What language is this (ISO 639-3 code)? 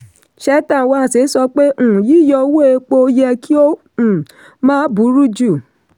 yor